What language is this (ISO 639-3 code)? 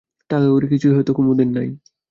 ben